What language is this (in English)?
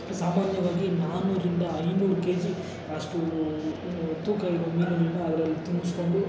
Kannada